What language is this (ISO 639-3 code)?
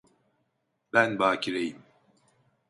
tur